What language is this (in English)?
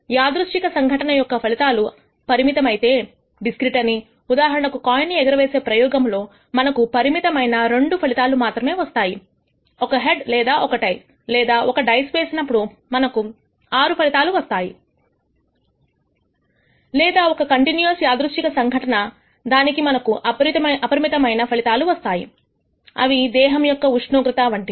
Telugu